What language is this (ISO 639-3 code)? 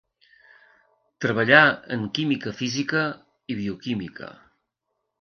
cat